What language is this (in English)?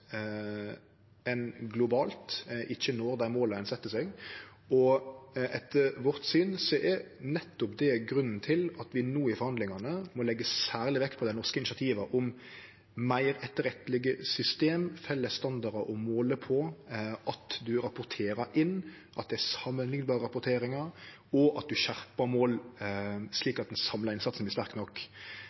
Norwegian Nynorsk